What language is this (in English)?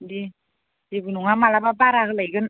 Bodo